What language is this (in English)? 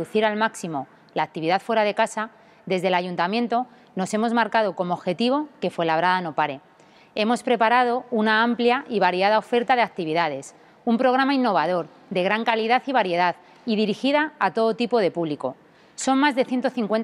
Spanish